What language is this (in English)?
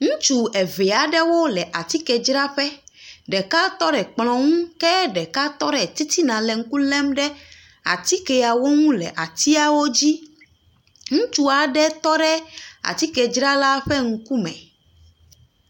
Ewe